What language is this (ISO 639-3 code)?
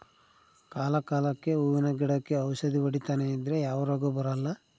kan